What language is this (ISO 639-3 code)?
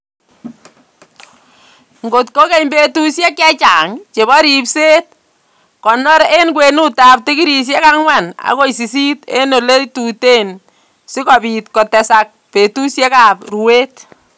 kln